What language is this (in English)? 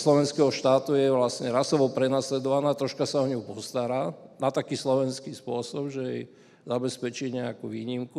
Slovak